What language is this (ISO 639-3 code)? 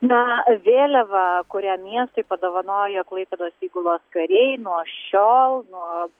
lit